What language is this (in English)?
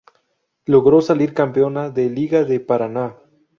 Spanish